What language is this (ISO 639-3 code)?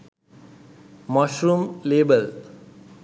sin